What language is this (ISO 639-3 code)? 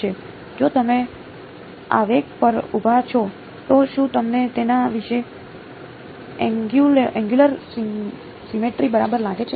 guj